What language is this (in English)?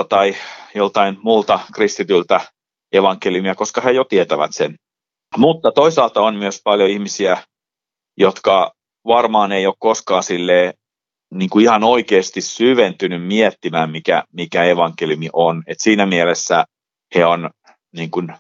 Finnish